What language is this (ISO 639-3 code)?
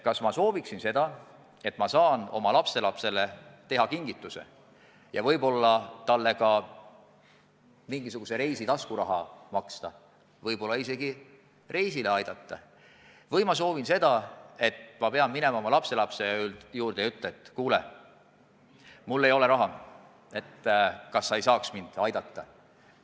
est